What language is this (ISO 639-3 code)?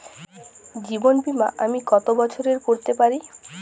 ben